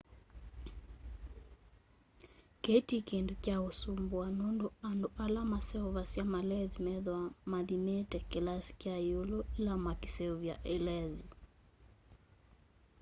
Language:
Kamba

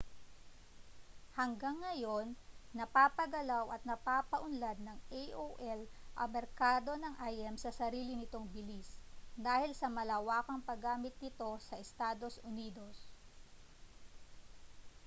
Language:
Filipino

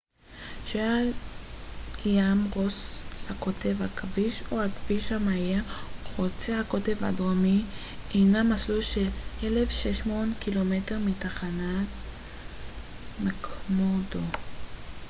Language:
Hebrew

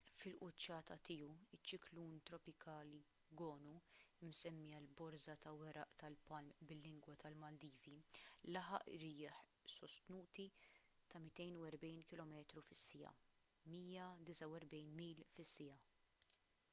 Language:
Maltese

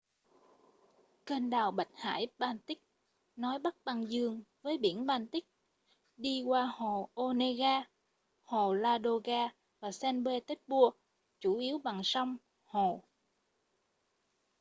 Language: Vietnamese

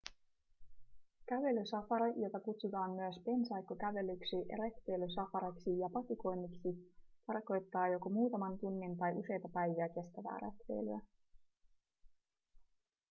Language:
Finnish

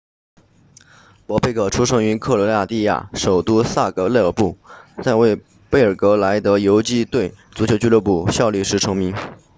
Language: Chinese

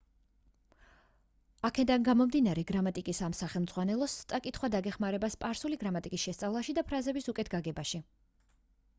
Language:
Georgian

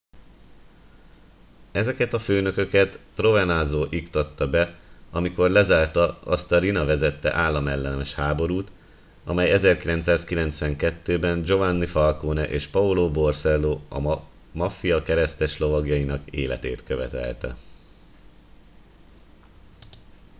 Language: Hungarian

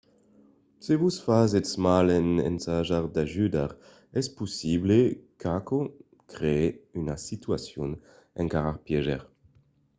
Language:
Occitan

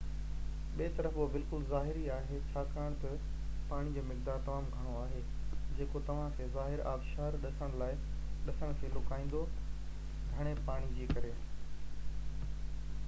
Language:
Sindhi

